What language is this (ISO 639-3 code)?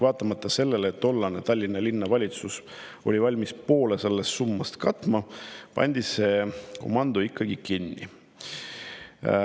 est